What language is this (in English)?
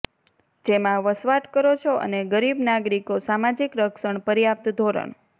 Gujarati